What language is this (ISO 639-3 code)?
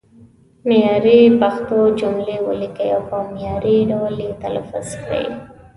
pus